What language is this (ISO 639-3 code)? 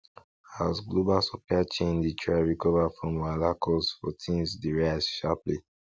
pcm